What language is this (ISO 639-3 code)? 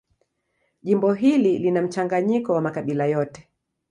swa